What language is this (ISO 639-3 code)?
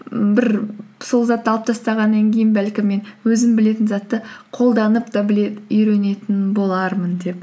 kaz